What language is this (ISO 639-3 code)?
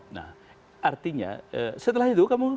ind